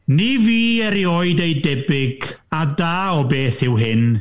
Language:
Welsh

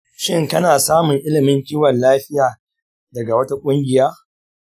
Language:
Hausa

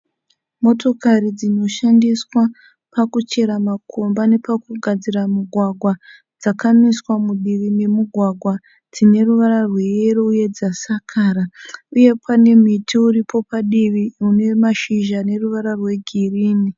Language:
Shona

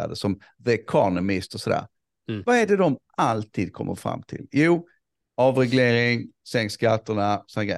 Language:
Swedish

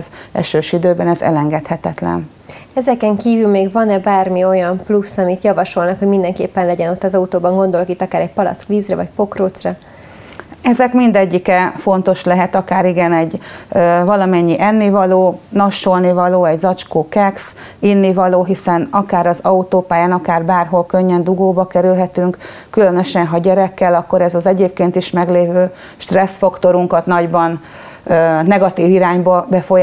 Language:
Hungarian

